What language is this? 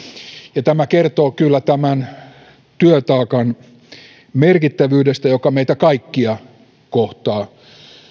Finnish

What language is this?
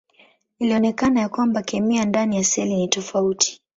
Swahili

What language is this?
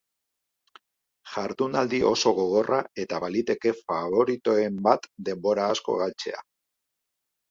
Basque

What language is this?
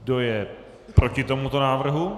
Czech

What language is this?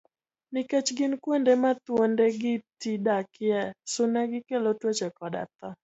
Luo (Kenya and Tanzania)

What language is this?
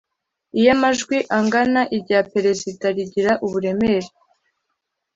Kinyarwanda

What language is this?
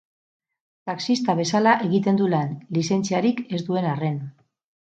Basque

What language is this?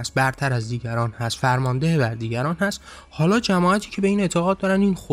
Persian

